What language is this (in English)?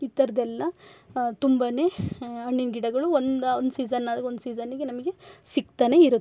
Kannada